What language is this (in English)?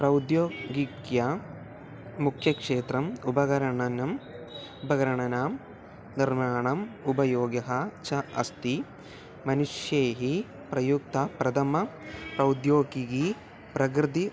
Sanskrit